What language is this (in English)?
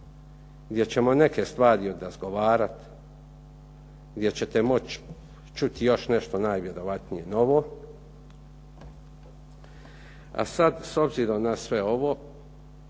Croatian